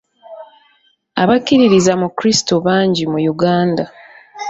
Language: Ganda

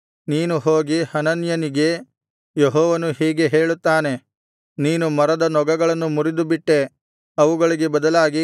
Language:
Kannada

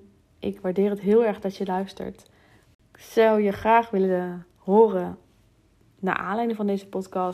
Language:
Dutch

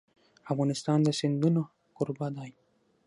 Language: Pashto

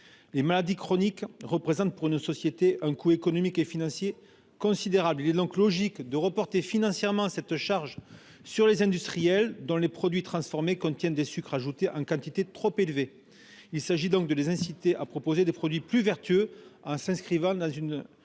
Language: French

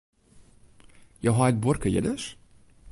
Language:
Western Frisian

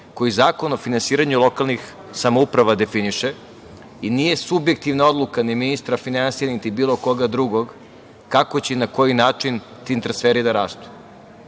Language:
Serbian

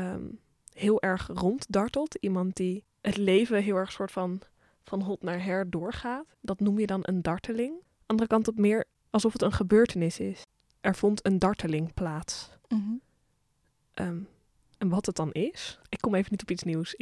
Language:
Dutch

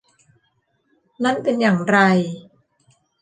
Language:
Thai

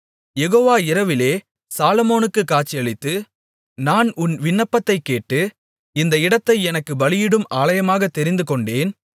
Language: Tamil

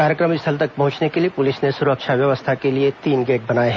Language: Hindi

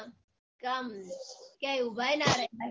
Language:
Gujarati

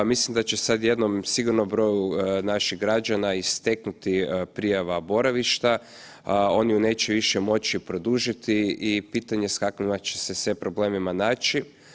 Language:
Croatian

